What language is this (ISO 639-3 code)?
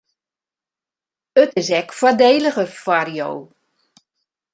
fry